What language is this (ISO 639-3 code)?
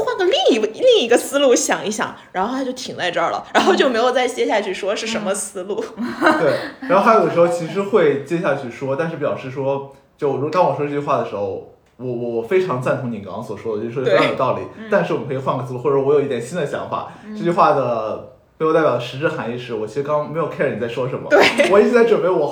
zho